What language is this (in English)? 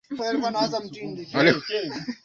Swahili